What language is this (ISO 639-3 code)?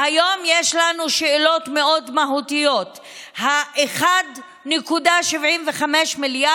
heb